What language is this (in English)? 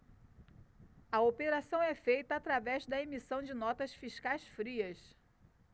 Portuguese